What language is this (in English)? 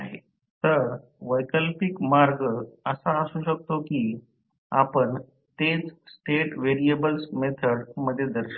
Marathi